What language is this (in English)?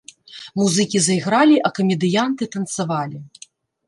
Belarusian